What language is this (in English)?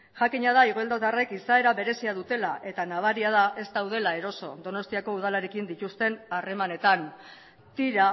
Basque